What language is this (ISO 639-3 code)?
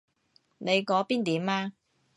yue